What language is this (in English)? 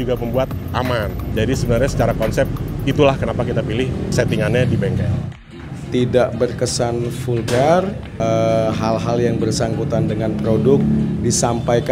Indonesian